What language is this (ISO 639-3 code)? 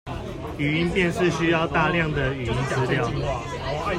zho